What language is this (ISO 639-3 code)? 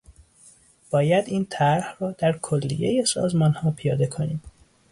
fas